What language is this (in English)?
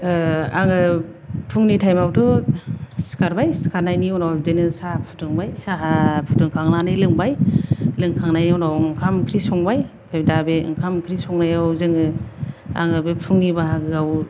Bodo